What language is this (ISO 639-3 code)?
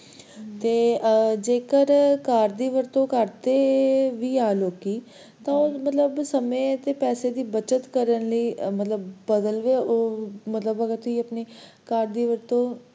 pan